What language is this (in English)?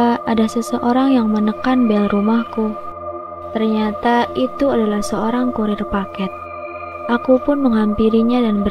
Indonesian